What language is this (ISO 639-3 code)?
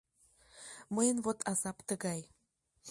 chm